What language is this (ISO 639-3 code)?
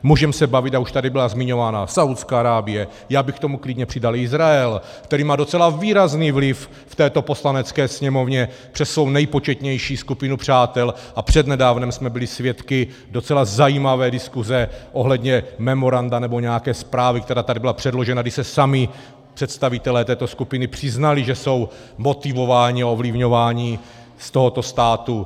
ces